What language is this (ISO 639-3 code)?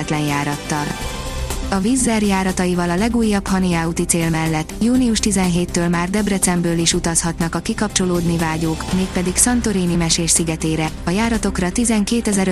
hun